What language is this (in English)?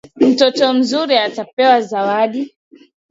Swahili